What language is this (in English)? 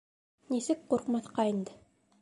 Bashkir